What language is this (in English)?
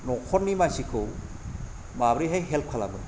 Bodo